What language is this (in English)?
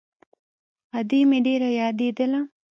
Pashto